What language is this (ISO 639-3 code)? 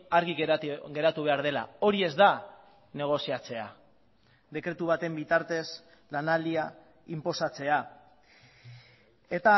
eus